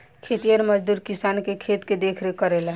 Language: Bhojpuri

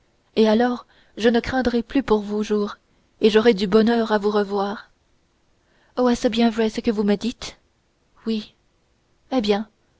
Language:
French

